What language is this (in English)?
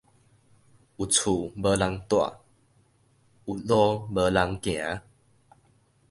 Min Nan Chinese